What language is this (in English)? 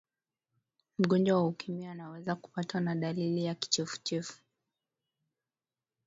Swahili